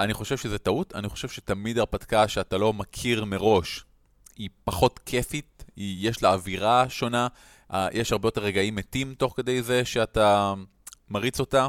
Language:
Hebrew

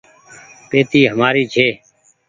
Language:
Goaria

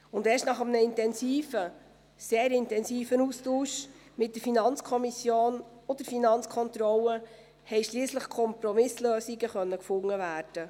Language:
Swiss German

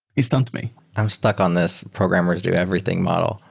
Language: English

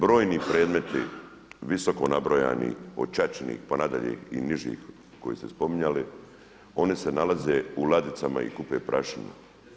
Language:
Croatian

